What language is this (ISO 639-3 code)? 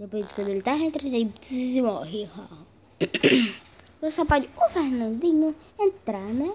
por